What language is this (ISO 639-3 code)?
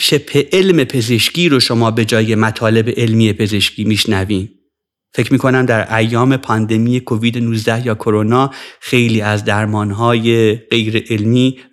fas